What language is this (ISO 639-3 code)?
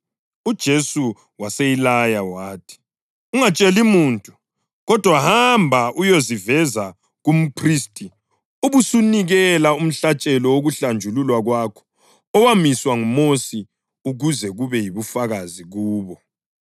nde